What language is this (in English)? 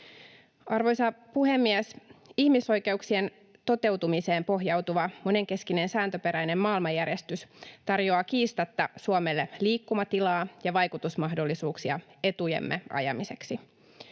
Finnish